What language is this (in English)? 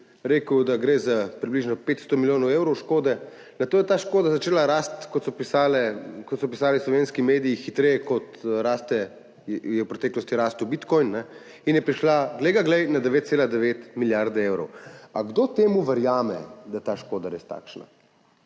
Slovenian